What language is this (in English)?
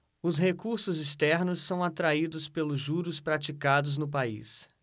Portuguese